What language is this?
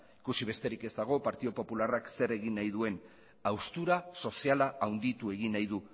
Basque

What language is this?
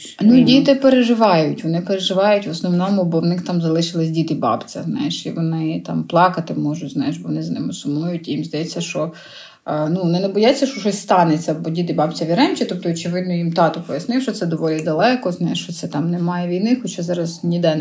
Ukrainian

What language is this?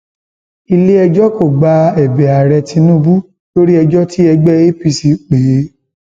Yoruba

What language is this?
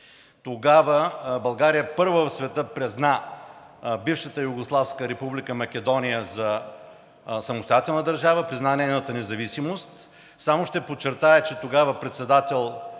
Bulgarian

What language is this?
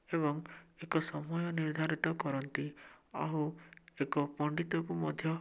Odia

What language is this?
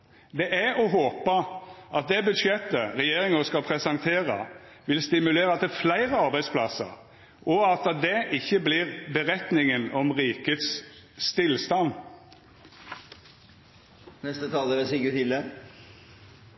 Norwegian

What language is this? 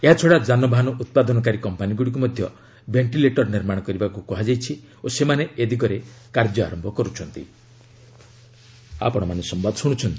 Odia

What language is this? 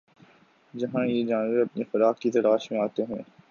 Urdu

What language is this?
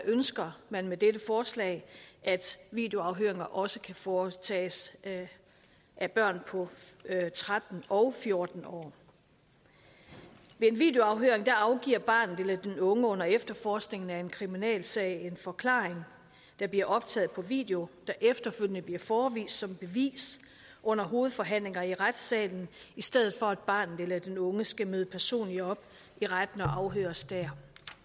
Danish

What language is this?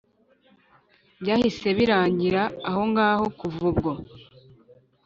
Kinyarwanda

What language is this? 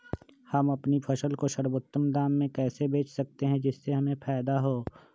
Magahi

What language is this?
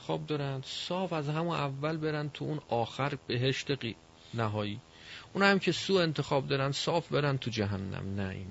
Persian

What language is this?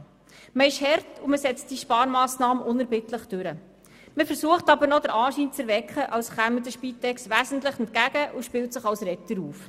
Swiss German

